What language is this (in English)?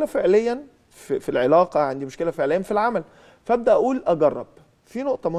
Arabic